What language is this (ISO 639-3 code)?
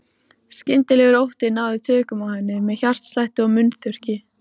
isl